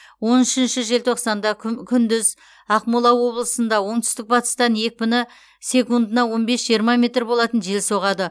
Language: Kazakh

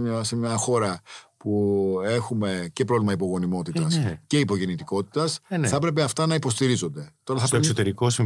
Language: Greek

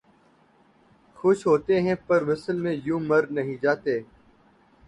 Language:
Urdu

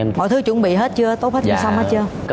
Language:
Vietnamese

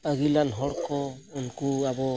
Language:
Santali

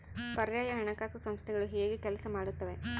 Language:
Kannada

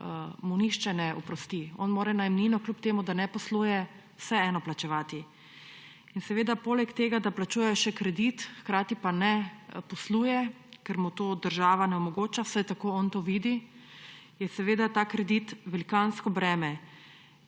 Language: Slovenian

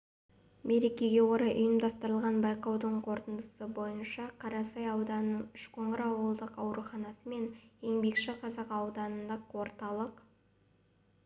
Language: Kazakh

